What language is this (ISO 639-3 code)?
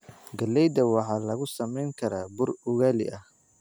som